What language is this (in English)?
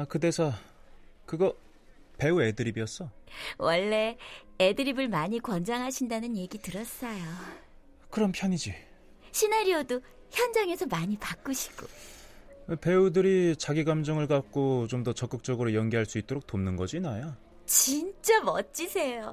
Korean